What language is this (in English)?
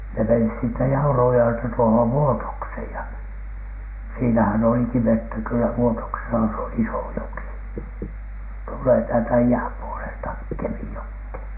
Finnish